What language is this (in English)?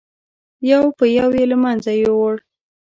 Pashto